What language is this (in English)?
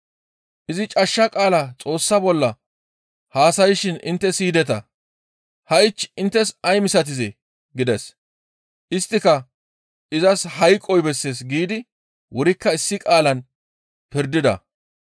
Gamo